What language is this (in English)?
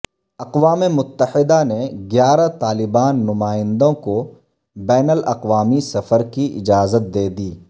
Urdu